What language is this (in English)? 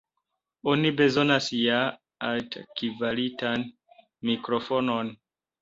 Esperanto